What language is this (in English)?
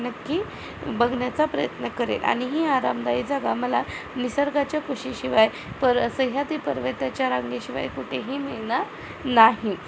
Marathi